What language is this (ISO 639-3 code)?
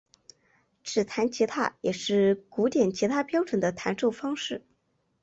zho